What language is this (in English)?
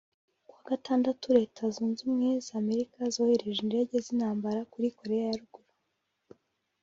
Kinyarwanda